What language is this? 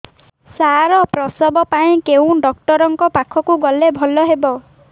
Odia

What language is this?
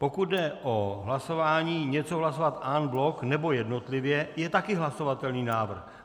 Czech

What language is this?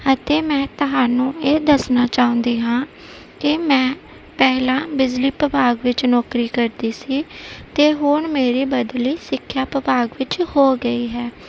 Punjabi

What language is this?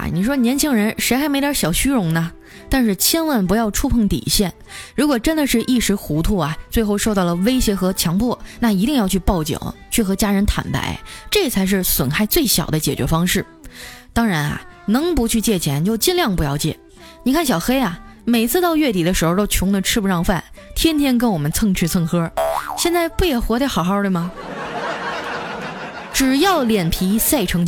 Chinese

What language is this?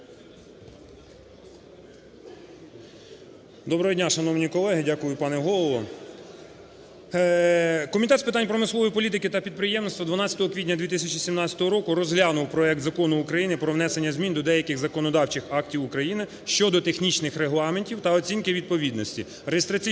Ukrainian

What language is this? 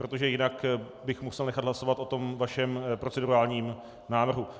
Czech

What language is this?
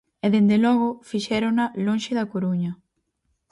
Galician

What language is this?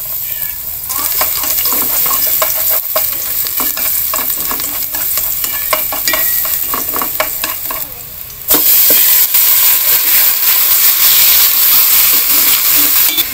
Vietnamese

